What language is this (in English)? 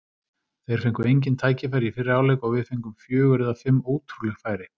Icelandic